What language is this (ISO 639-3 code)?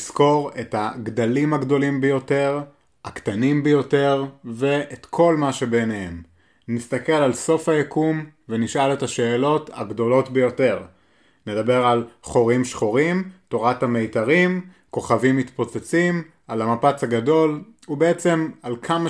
heb